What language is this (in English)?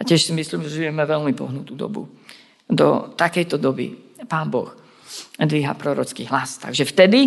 Slovak